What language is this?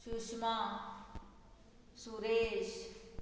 Konkani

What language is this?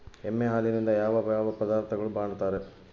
Kannada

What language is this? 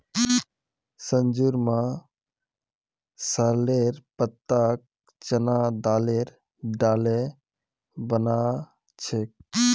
Magahi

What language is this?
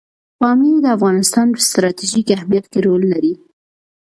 Pashto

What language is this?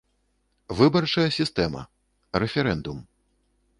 Belarusian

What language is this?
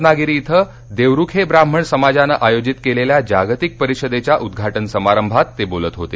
Marathi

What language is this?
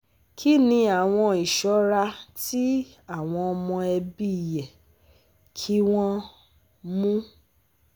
Yoruba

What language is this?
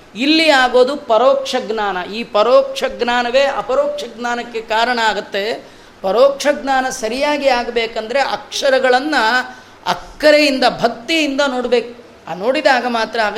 Kannada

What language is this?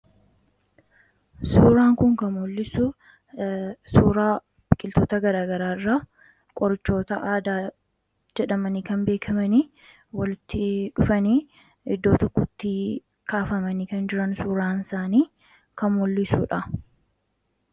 Oromo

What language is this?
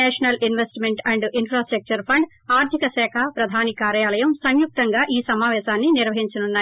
Telugu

